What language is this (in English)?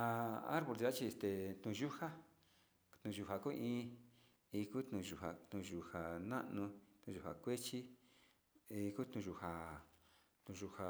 Sinicahua Mixtec